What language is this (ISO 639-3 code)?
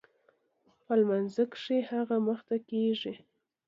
pus